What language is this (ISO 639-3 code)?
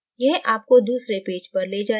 hin